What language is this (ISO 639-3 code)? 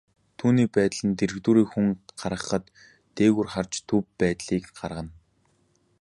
mon